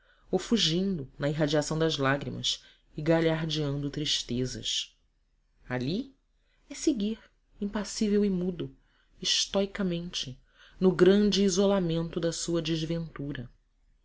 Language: Portuguese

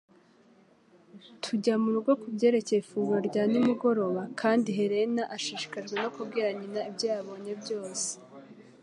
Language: Kinyarwanda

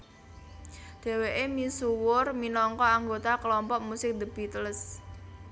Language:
Javanese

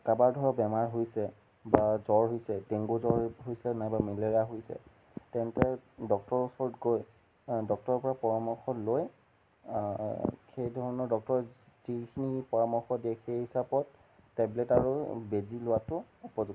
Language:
Assamese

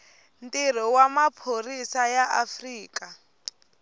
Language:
Tsonga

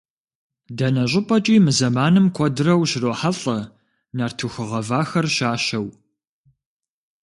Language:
Kabardian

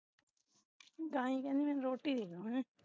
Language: Punjabi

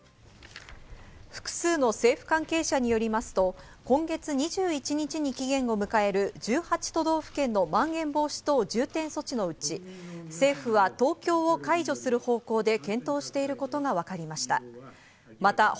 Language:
Japanese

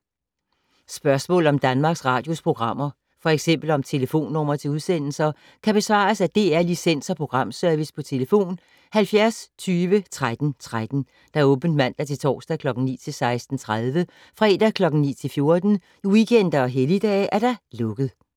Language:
Danish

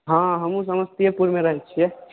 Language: Maithili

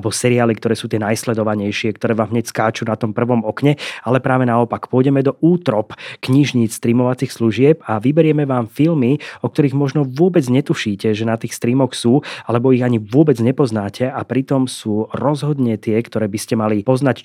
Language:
Slovak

